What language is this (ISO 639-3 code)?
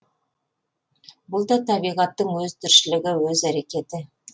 kaz